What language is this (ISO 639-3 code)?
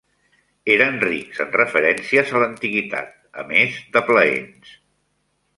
cat